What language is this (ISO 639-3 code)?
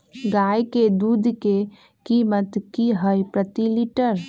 mag